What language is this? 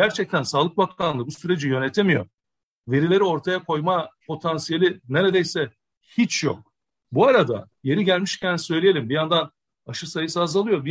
Turkish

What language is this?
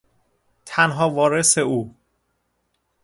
Persian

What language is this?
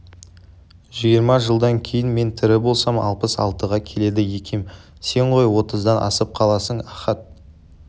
Kazakh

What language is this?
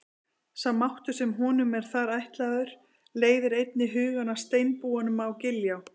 Icelandic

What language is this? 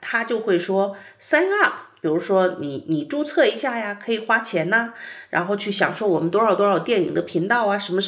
Chinese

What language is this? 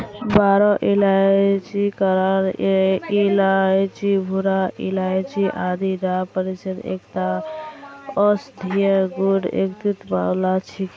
Magahi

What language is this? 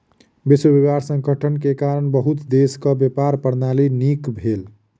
Maithili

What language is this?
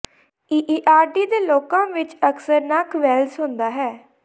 Punjabi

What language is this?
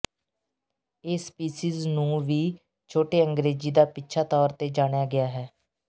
Punjabi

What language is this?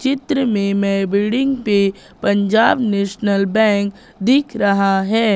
Hindi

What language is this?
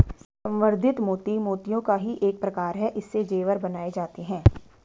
Hindi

